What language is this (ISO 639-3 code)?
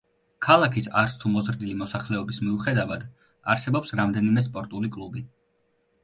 kat